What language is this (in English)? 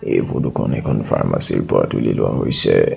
Assamese